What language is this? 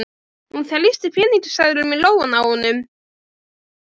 Icelandic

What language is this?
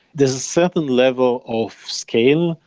English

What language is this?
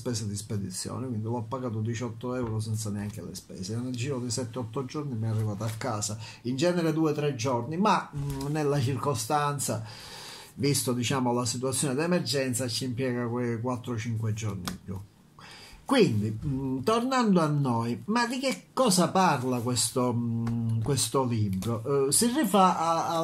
Italian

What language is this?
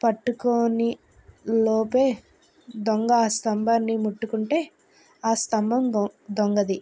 Telugu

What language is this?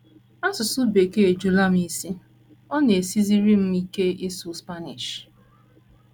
Igbo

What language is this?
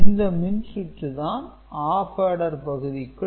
Tamil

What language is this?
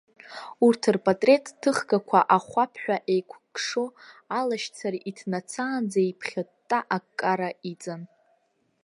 Abkhazian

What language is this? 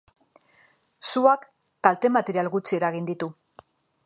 Basque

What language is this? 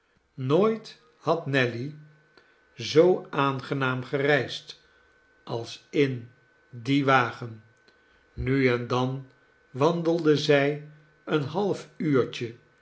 Dutch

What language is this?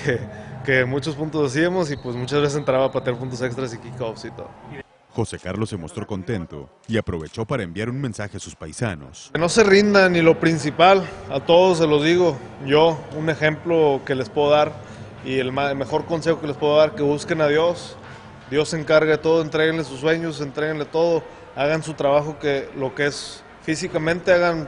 Spanish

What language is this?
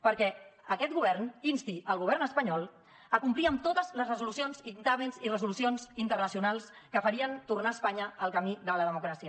Catalan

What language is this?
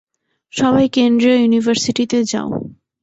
Bangla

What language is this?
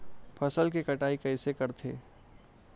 Chhattisgarhi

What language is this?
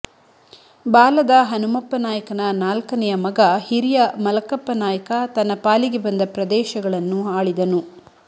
Kannada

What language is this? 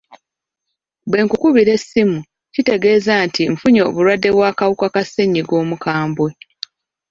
Ganda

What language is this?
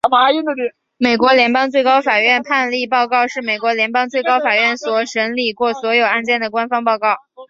Chinese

